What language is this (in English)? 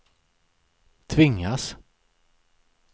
Swedish